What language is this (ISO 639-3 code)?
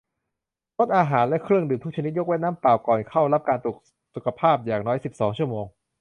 tha